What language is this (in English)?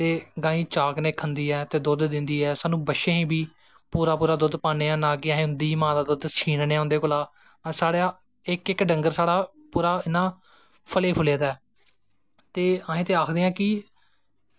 Dogri